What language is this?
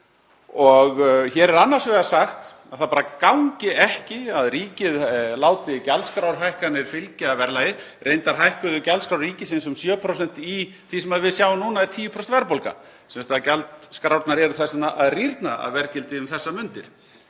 Icelandic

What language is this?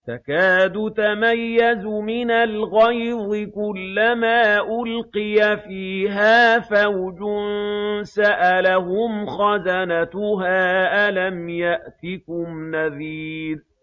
Arabic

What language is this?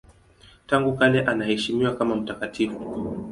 Swahili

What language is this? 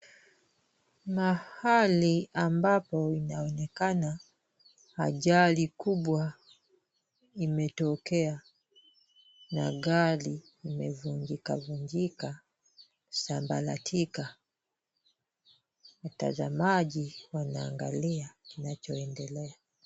Swahili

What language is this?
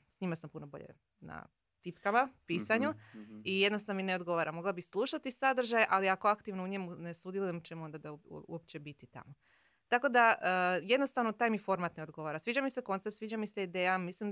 Croatian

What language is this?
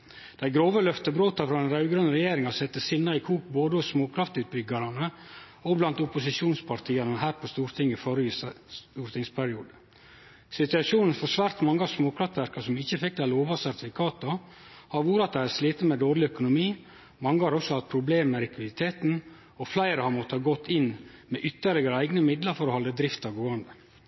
Norwegian Nynorsk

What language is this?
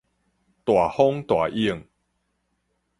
Min Nan Chinese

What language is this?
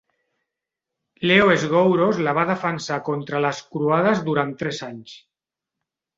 Catalan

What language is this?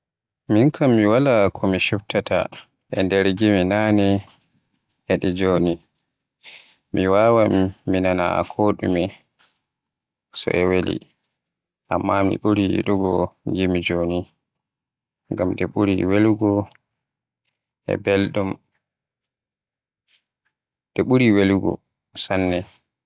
Western Niger Fulfulde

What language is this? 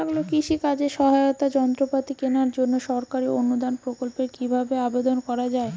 Bangla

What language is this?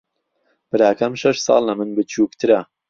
Central Kurdish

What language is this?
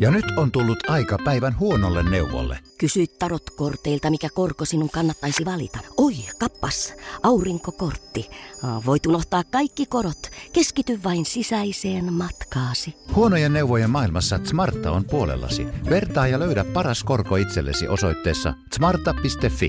Finnish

